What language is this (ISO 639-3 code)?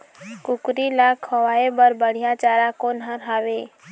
hne